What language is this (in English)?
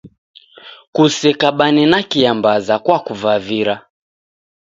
Taita